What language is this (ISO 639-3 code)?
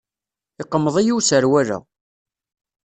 kab